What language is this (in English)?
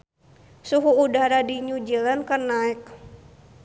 Sundanese